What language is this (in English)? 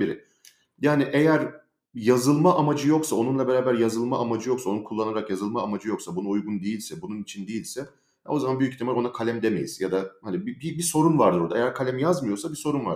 Turkish